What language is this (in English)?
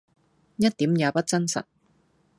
Cantonese